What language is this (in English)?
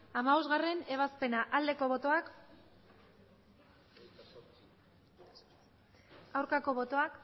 Basque